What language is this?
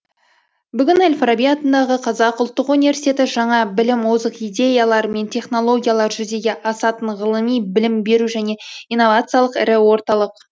Kazakh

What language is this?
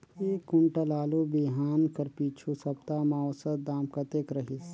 Chhattisgarhi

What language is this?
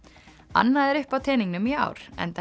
Icelandic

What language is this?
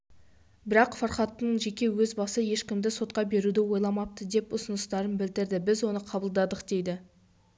Kazakh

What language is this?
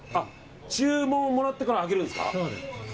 Japanese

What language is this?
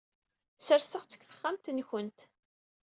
Kabyle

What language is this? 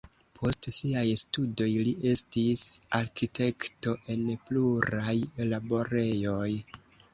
Esperanto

